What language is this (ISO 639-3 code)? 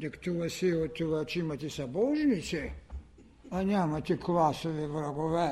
bul